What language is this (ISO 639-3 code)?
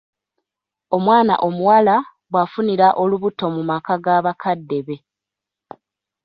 lug